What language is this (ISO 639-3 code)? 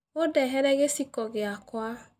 kik